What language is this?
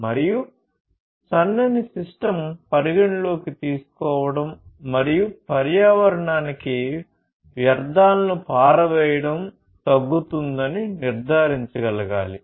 Telugu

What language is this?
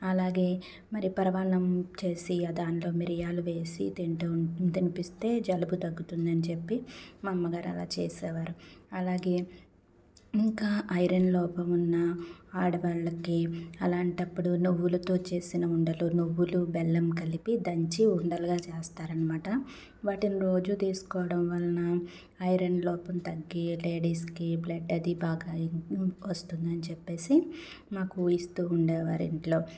Telugu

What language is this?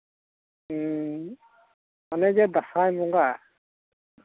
Santali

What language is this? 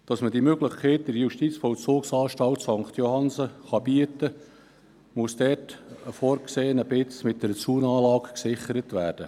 Swiss German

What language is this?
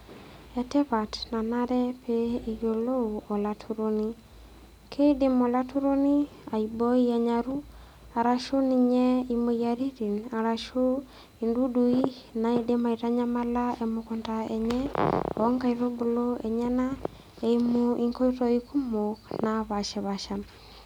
Masai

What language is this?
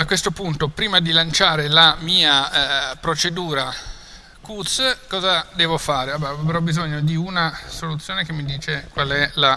Italian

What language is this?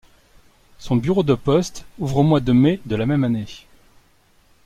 French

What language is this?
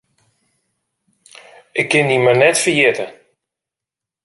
Western Frisian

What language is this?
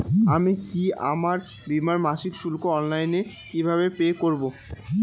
Bangla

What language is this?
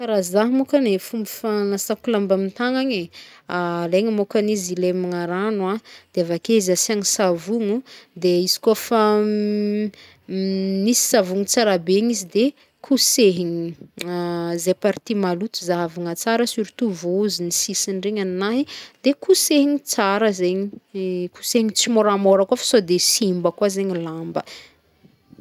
Northern Betsimisaraka Malagasy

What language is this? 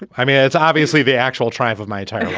English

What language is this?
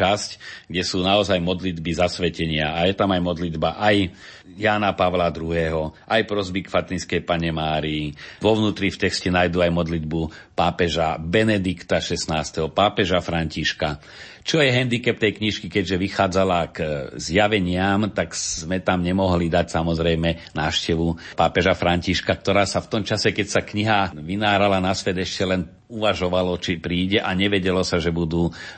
Slovak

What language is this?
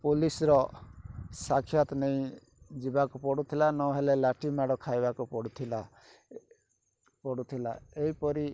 Odia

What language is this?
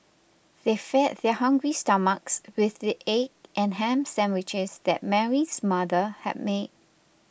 English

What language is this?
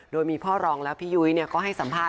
Thai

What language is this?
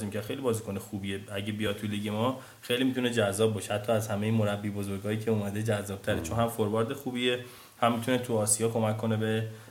Persian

